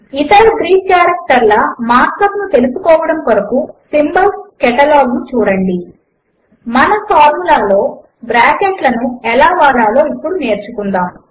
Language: Telugu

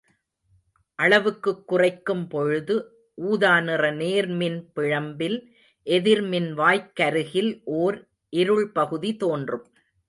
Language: Tamil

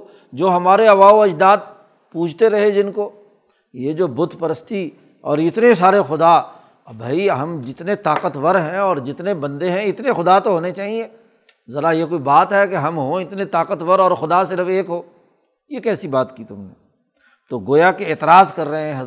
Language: Urdu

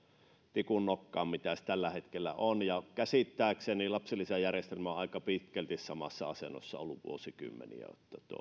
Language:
Finnish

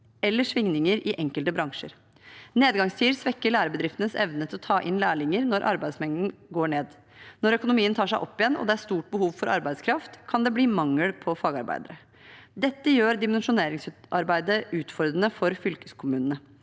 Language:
Norwegian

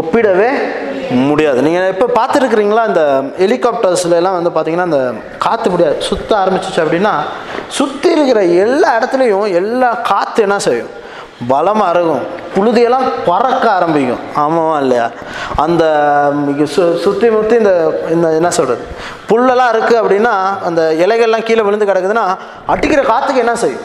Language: Tamil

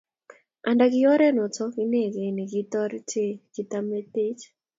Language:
Kalenjin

